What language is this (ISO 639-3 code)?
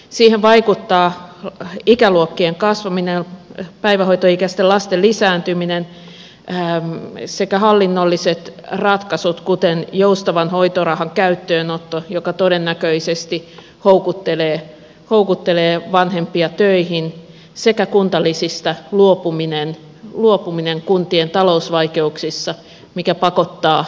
fin